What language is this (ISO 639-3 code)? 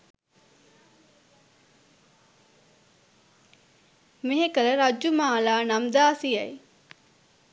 sin